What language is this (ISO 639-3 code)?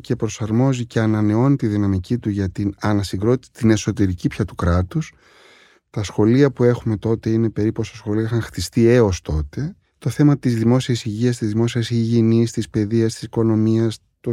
ell